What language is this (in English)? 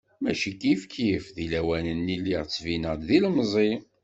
Kabyle